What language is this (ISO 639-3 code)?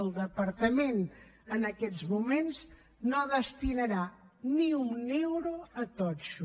cat